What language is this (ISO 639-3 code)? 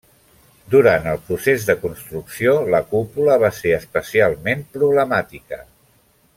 cat